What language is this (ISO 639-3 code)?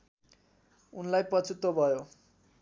nep